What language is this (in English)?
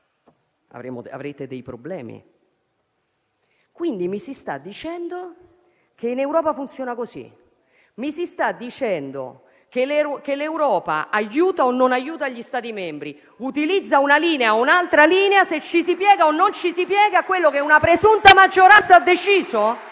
Italian